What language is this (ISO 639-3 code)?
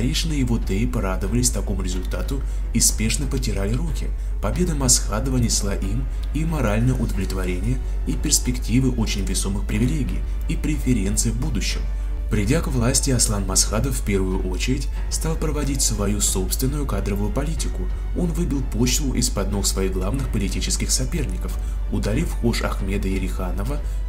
rus